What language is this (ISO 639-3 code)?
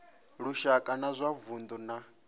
ven